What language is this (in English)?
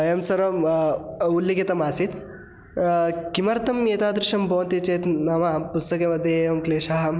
Sanskrit